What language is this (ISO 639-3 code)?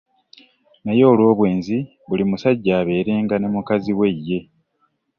lug